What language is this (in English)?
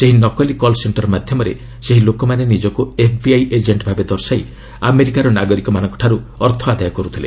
Odia